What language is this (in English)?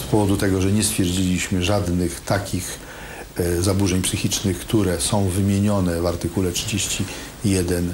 Polish